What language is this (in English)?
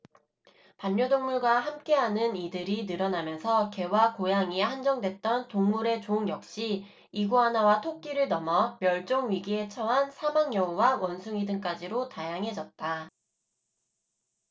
Korean